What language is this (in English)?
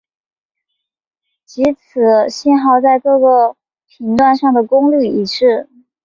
Chinese